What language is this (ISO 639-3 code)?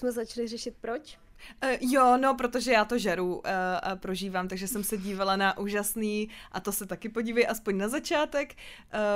ces